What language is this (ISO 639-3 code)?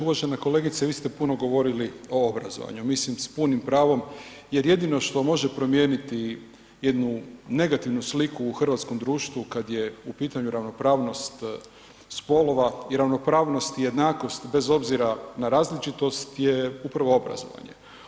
hrv